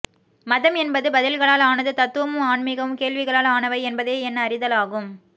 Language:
Tamil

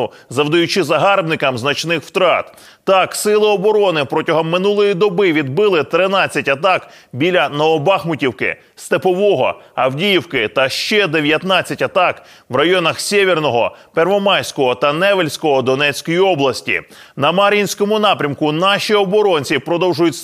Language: Ukrainian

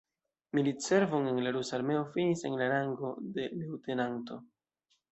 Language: Esperanto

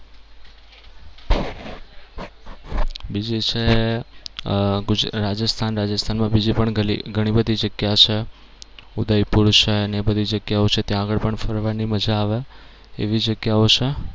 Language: Gujarati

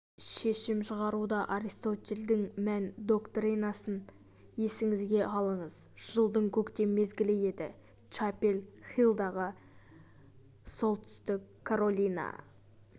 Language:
Kazakh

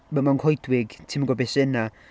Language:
Welsh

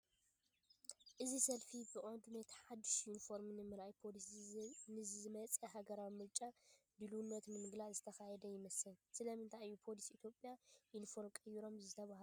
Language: Tigrinya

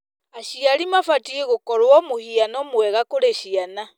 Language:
Kikuyu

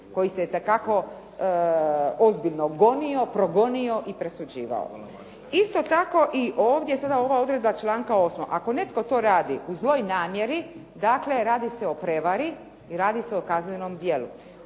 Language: Croatian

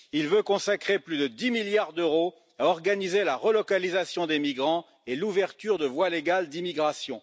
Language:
French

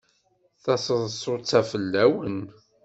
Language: Kabyle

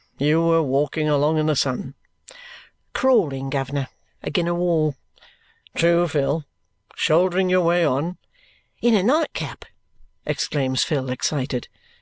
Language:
English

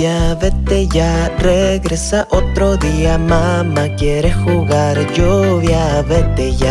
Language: Spanish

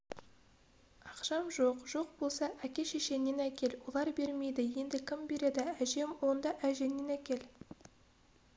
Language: Kazakh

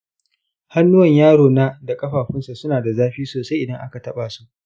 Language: Hausa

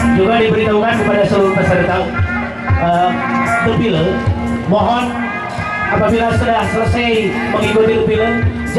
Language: Indonesian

